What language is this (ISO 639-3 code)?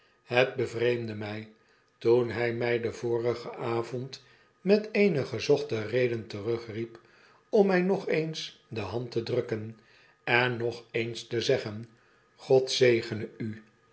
nld